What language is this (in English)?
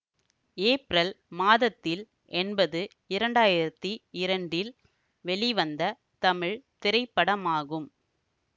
Tamil